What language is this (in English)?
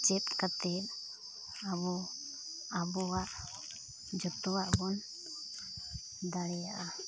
Santali